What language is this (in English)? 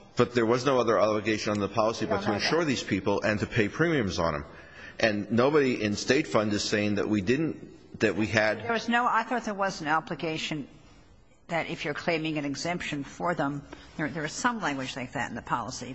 English